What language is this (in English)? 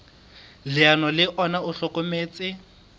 Southern Sotho